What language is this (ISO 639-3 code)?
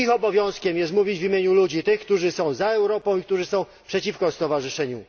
pol